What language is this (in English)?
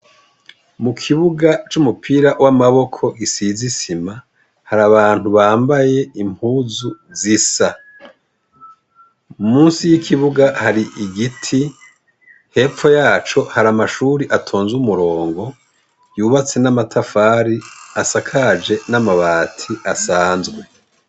Rundi